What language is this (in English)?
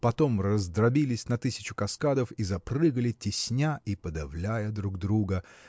Russian